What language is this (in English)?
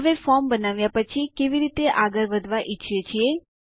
Gujarati